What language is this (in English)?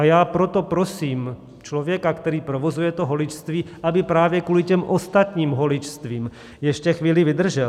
Czech